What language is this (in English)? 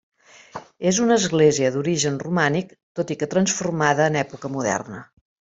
Catalan